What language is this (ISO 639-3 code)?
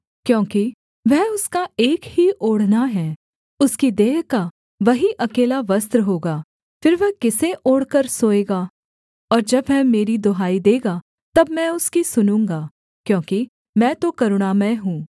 hin